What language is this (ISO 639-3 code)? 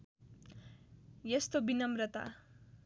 nep